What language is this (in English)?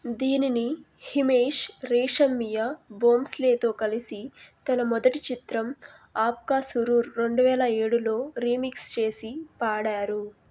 Telugu